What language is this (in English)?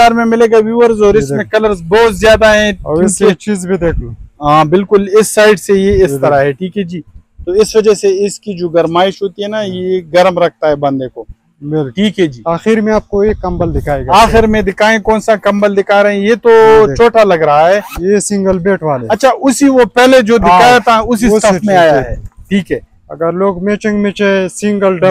Hindi